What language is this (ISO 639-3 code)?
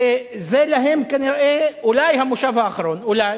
heb